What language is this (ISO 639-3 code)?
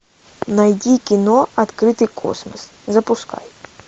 rus